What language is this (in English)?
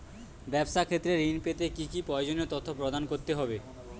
Bangla